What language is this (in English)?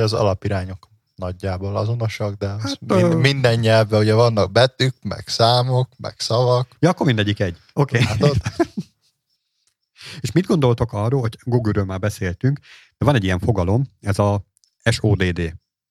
Hungarian